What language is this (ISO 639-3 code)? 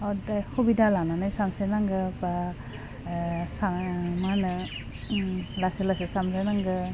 brx